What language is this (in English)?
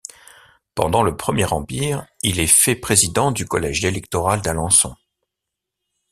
French